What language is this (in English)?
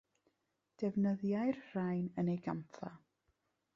Welsh